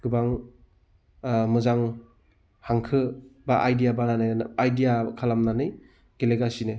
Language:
Bodo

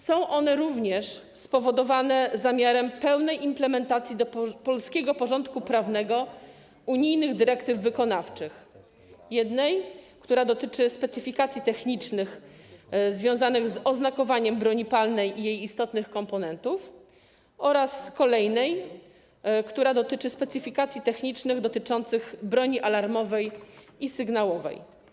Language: Polish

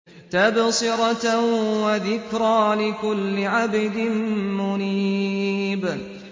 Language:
Arabic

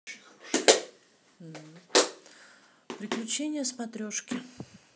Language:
Russian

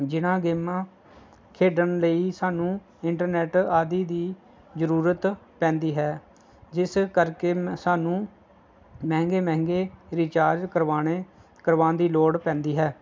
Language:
Punjabi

